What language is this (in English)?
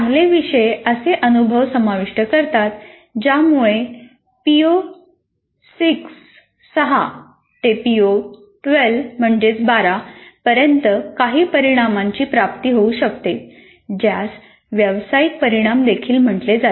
Marathi